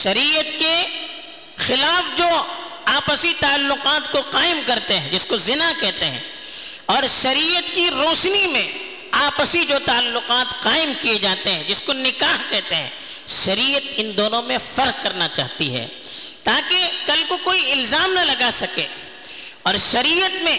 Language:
Urdu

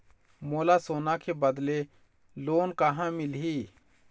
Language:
Chhattisgarhi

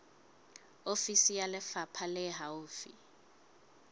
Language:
Southern Sotho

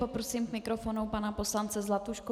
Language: Czech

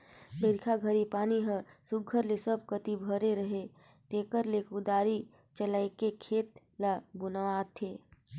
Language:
Chhattisgarhi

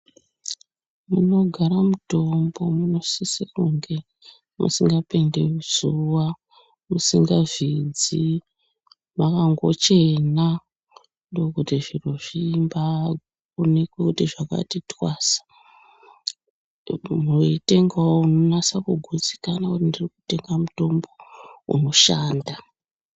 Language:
Ndau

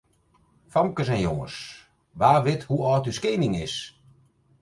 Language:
Western Frisian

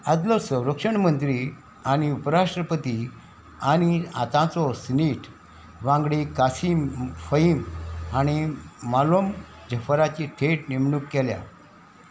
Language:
Konkani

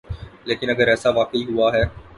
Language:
Urdu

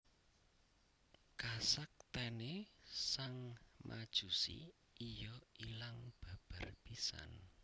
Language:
Javanese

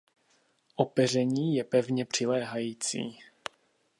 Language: Czech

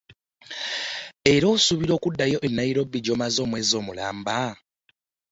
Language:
Ganda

